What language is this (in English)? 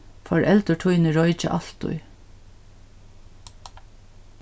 Faroese